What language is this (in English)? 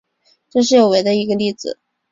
Chinese